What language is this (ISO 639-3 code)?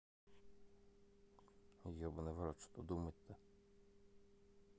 rus